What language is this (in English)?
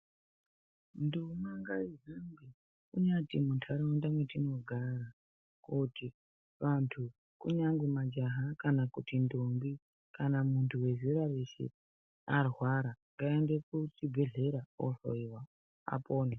Ndau